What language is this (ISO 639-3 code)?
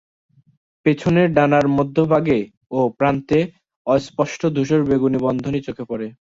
ben